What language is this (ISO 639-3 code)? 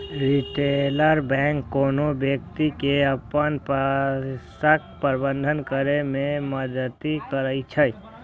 mai